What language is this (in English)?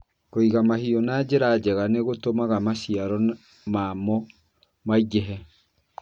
Kikuyu